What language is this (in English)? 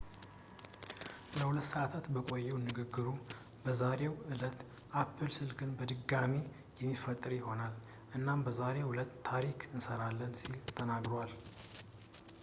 Amharic